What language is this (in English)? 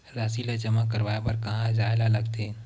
Chhattisgarhi